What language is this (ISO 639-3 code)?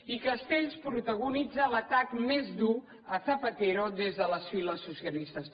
cat